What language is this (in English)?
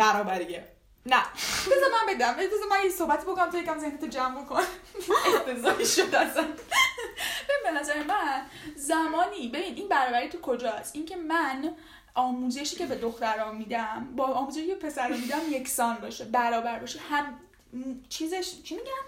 Persian